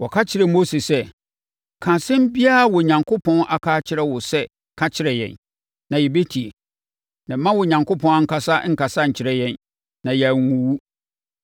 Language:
Akan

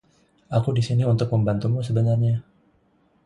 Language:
Indonesian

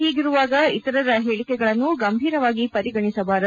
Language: Kannada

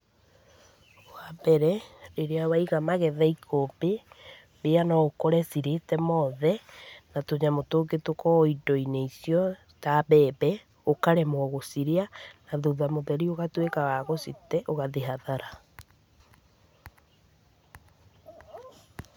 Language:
Kikuyu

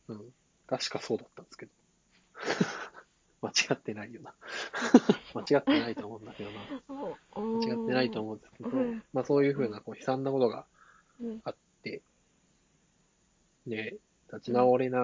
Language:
Japanese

